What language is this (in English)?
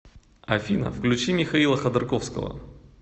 Russian